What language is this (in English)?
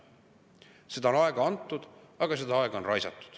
Estonian